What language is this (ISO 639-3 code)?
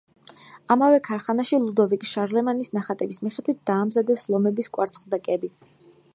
kat